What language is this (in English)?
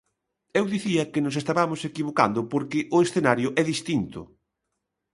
Galician